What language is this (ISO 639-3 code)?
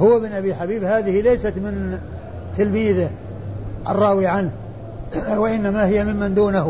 ara